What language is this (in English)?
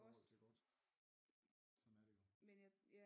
Danish